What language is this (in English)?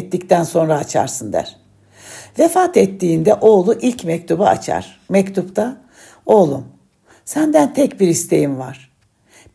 Turkish